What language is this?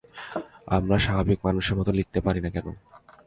Bangla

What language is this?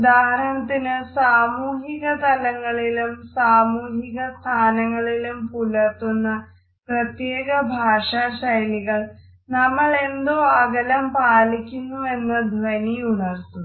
Malayalam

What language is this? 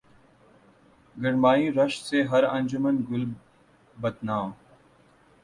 Urdu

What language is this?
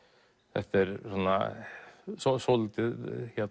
Icelandic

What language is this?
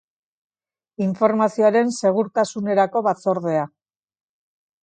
Basque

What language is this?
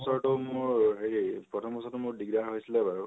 Assamese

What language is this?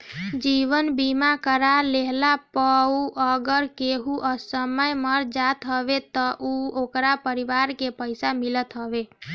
Bhojpuri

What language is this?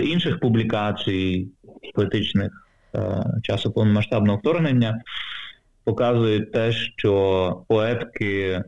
Ukrainian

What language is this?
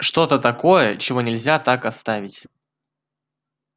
Russian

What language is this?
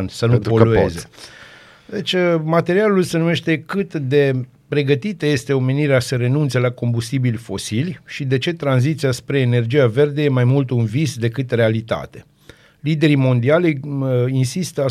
Romanian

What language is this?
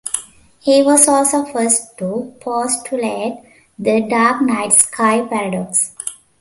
English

